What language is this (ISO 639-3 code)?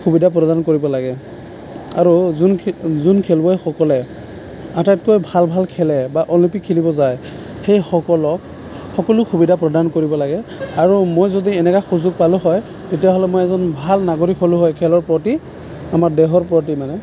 asm